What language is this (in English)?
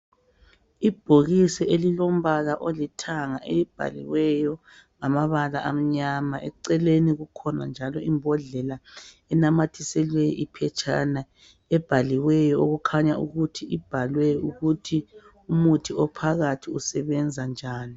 North Ndebele